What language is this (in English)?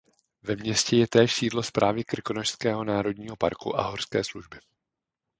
Czech